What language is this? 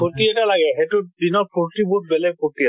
Assamese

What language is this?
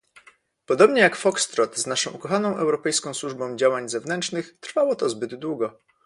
Polish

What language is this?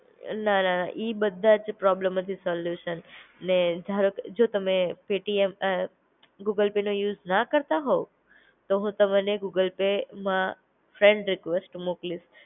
Gujarati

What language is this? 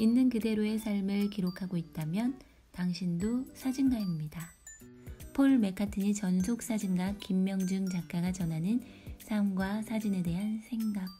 Korean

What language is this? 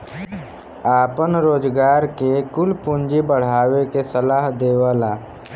Bhojpuri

